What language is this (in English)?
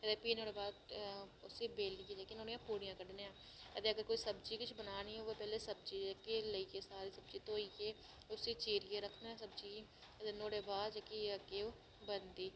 Dogri